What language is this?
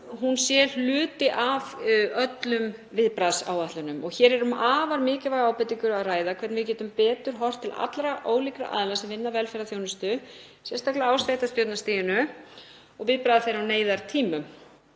Icelandic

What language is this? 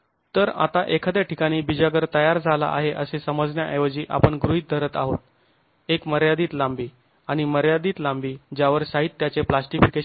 Marathi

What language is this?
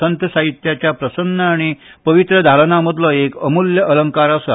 Konkani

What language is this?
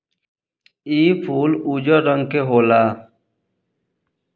Bhojpuri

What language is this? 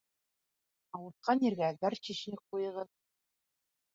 Bashkir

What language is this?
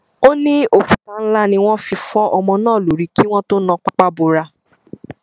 Yoruba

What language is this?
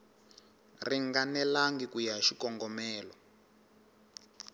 Tsonga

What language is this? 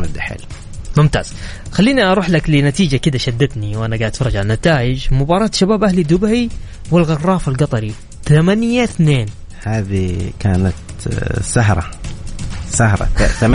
Arabic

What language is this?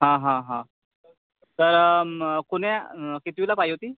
Marathi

